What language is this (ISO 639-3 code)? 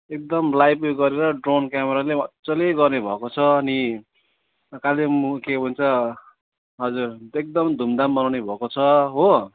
nep